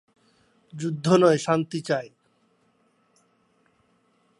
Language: Bangla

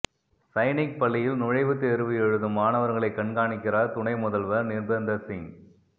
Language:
Tamil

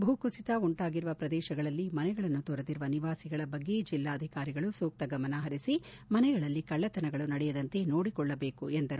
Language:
Kannada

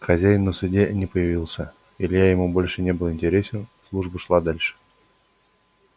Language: Russian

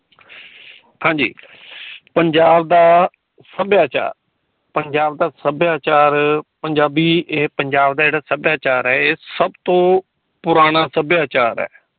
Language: Punjabi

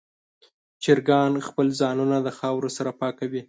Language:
Pashto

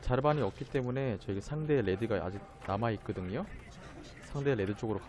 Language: Korean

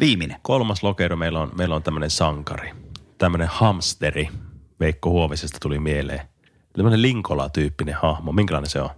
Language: Finnish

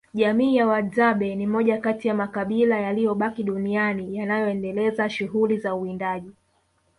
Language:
Swahili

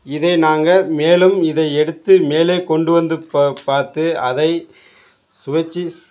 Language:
Tamil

